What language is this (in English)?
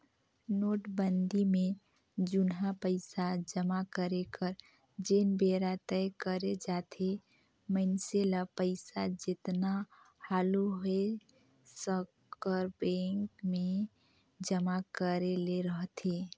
Chhattisgarhi